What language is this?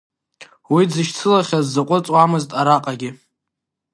Abkhazian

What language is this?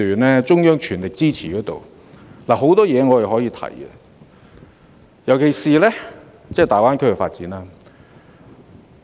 Cantonese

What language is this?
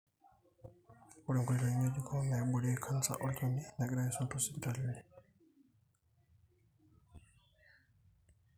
Masai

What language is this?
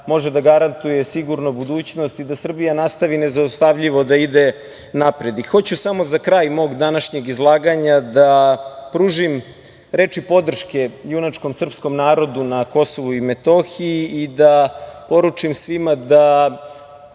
Serbian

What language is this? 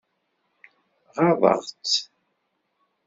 Kabyle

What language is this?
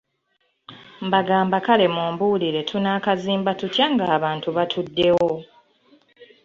Ganda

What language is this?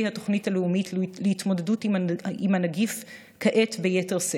Hebrew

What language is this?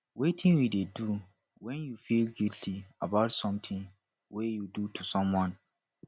Nigerian Pidgin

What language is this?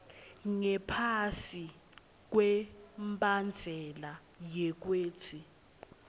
Swati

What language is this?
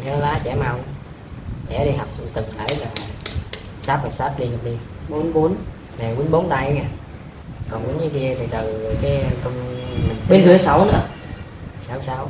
Vietnamese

